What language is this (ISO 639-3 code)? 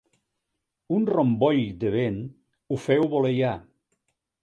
cat